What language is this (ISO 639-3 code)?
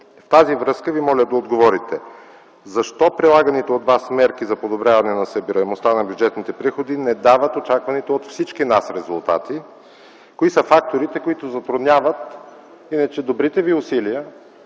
bul